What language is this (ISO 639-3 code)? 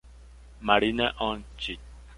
spa